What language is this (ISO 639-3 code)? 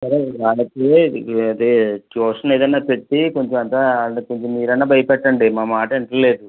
tel